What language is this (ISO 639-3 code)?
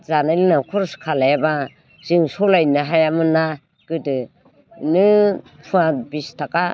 brx